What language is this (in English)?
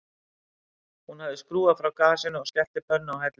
Icelandic